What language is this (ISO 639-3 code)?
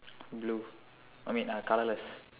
eng